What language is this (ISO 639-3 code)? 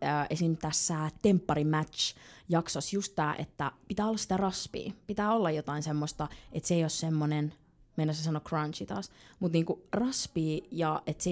fin